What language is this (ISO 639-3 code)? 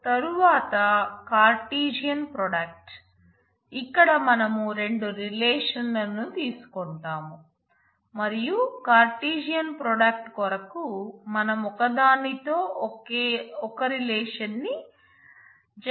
tel